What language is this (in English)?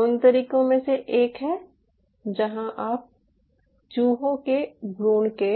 Hindi